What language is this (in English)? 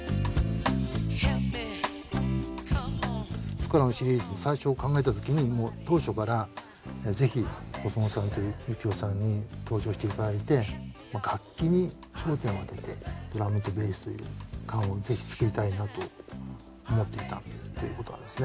Japanese